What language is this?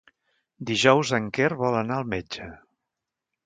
Catalan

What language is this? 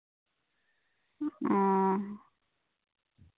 Santali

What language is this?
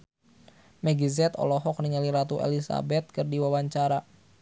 Sundanese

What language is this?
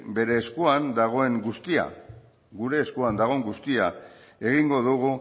Basque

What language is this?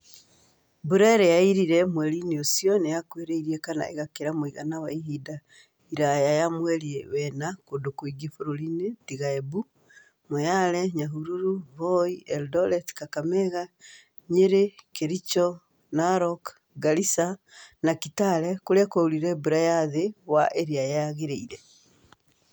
Kikuyu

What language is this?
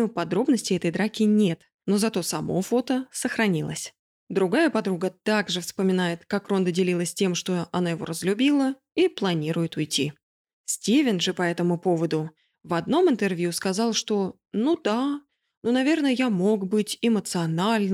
Russian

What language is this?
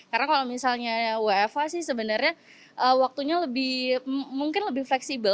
Indonesian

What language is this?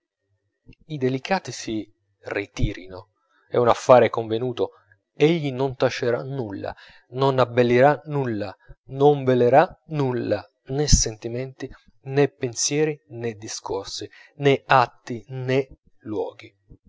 Italian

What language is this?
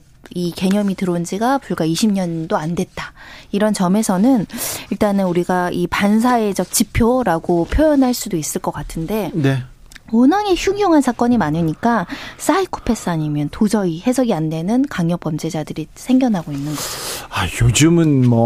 Korean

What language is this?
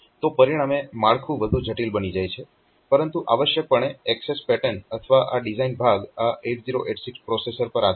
Gujarati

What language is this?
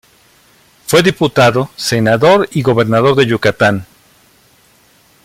Spanish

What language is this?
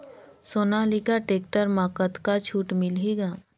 Chhattisgarhi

